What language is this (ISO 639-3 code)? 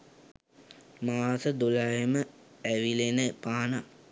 sin